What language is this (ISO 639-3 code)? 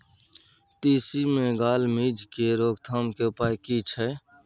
mai